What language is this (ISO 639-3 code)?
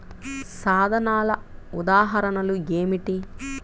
tel